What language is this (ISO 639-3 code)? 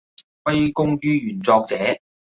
yue